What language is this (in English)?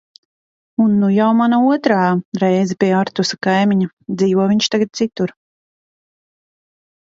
Latvian